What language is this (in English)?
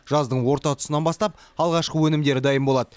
Kazakh